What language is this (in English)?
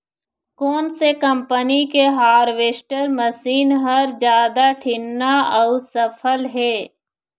Chhattisgarhi